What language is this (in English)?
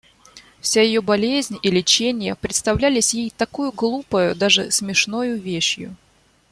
Russian